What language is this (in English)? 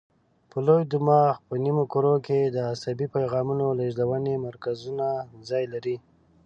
Pashto